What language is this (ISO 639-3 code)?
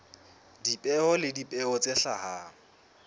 sot